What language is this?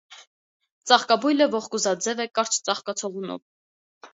Armenian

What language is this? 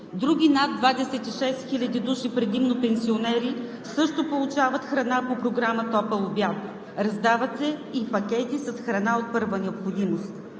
Bulgarian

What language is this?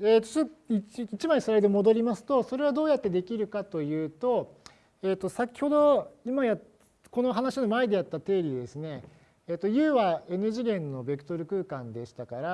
Japanese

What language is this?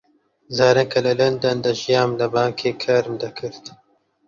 Central Kurdish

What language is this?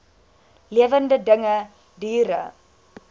Afrikaans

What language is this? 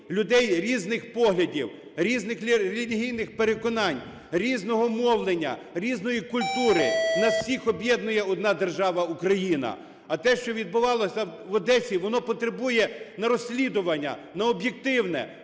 Ukrainian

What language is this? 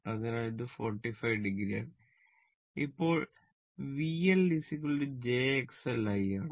Malayalam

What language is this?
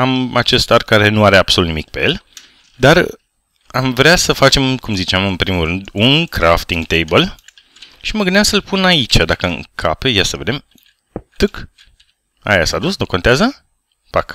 Romanian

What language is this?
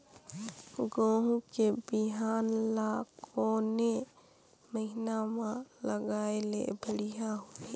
Chhattisgarhi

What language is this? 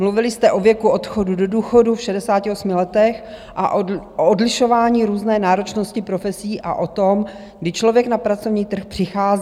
Czech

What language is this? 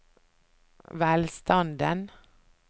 Norwegian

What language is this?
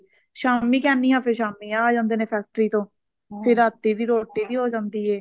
Punjabi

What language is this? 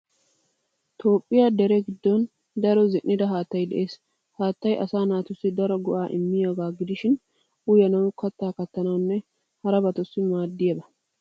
Wolaytta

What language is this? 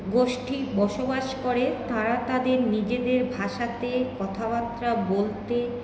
Bangla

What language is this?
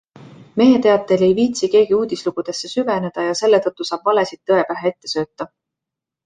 Estonian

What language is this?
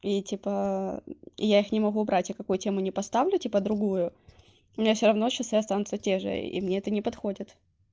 Russian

